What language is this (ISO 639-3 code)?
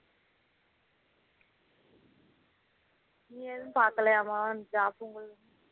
tam